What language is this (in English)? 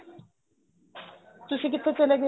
Punjabi